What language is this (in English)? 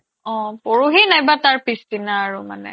Assamese